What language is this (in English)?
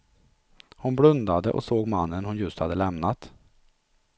Swedish